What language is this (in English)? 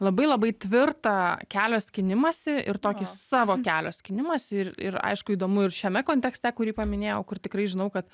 Lithuanian